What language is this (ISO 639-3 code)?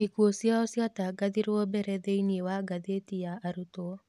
kik